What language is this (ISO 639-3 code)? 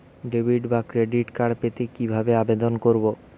ben